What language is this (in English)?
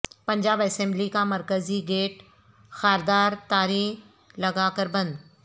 Urdu